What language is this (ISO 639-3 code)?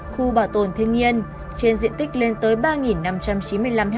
vie